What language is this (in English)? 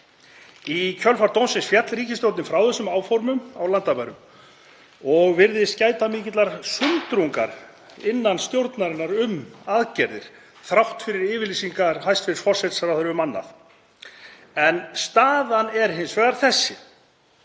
Icelandic